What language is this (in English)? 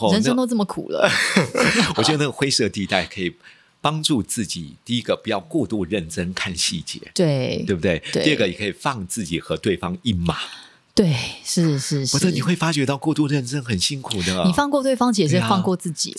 Chinese